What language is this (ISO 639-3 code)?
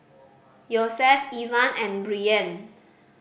eng